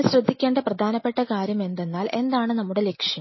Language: Malayalam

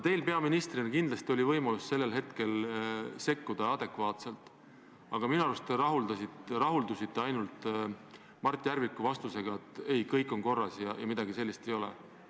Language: Estonian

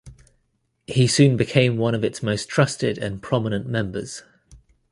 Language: English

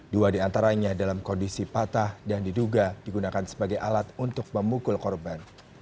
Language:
Indonesian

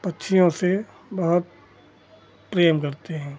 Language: Hindi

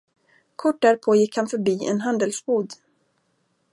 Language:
Swedish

